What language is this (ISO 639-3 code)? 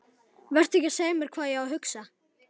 isl